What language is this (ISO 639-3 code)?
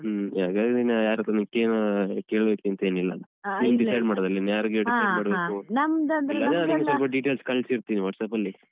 kan